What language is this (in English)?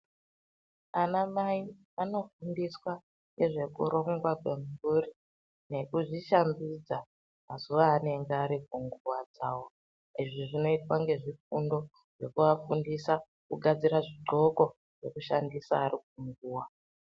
Ndau